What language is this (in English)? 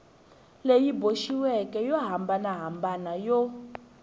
Tsonga